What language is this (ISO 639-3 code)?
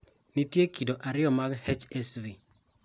luo